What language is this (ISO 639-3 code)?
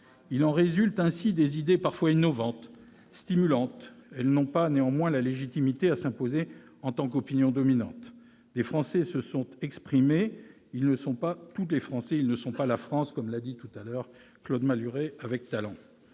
fra